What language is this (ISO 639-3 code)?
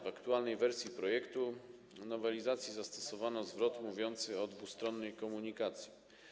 pol